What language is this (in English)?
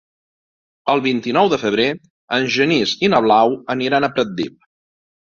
Catalan